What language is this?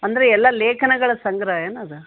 Kannada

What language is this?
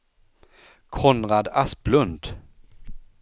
Swedish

